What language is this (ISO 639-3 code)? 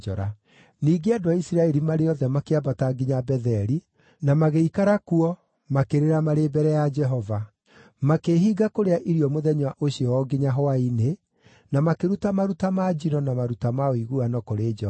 kik